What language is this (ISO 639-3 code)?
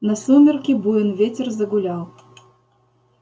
rus